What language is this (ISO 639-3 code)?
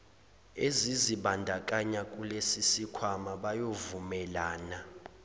zul